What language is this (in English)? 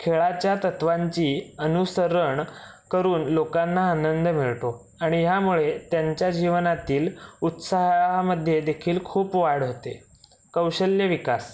Marathi